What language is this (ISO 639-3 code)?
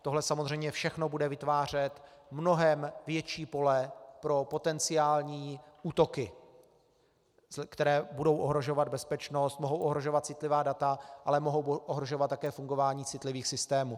ces